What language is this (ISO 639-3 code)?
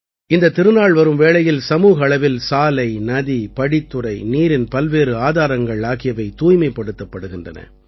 tam